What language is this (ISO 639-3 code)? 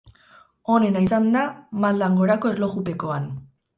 eus